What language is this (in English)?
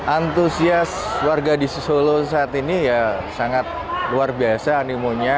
Indonesian